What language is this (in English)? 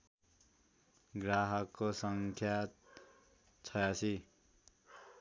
Nepali